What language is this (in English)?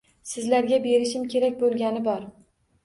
Uzbek